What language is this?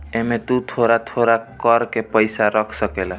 Bhojpuri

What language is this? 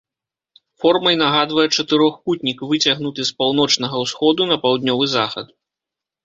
Belarusian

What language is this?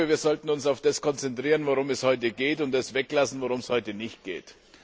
German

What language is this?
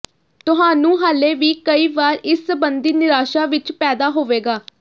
Punjabi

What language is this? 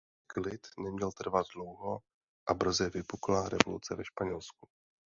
Czech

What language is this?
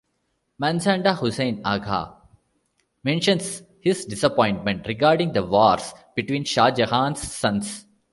English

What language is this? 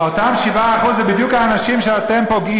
Hebrew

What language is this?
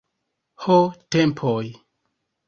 Esperanto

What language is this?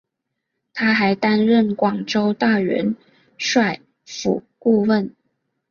Chinese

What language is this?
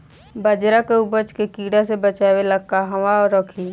Bhojpuri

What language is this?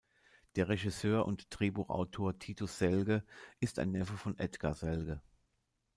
German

